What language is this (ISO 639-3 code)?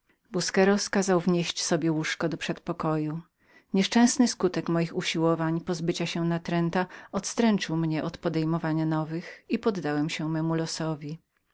pol